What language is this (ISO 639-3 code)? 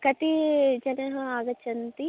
san